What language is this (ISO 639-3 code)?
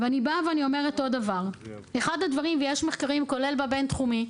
heb